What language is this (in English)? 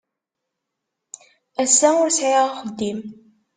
Kabyle